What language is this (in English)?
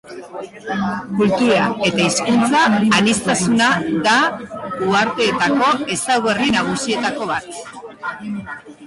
Basque